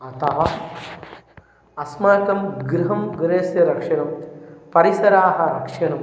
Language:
Sanskrit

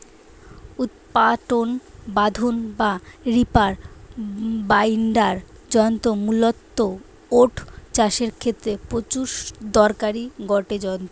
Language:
Bangla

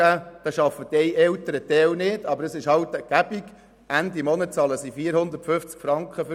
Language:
Swiss German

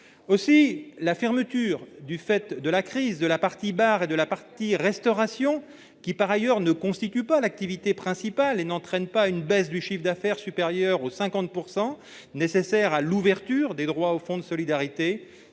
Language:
French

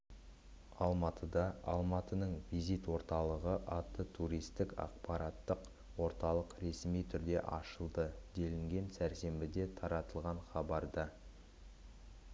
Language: Kazakh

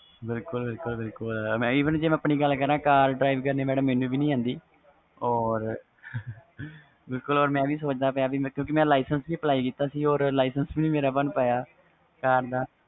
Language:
Punjabi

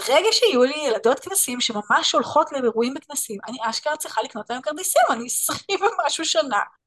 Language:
Hebrew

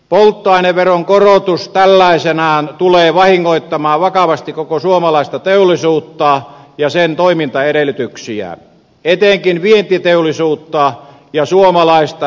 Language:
Finnish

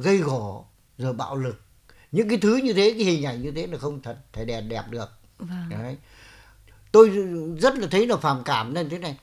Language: Vietnamese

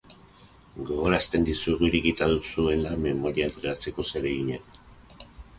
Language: Basque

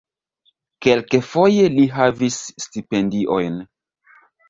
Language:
Esperanto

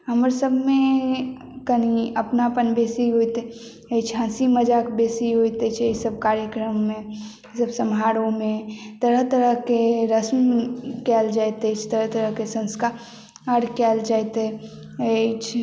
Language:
Maithili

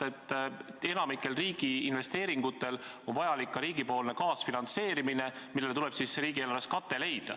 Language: Estonian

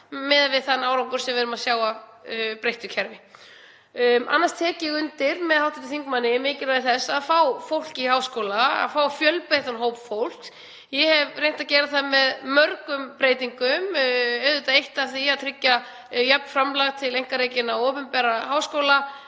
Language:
Icelandic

